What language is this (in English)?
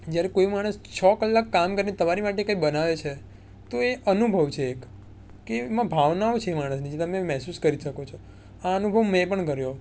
Gujarati